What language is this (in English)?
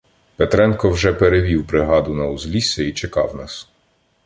Ukrainian